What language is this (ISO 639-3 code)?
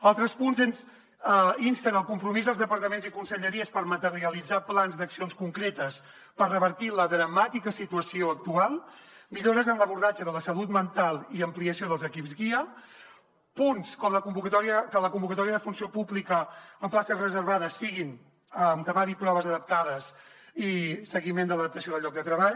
cat